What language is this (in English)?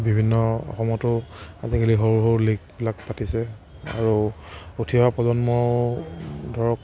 Assamese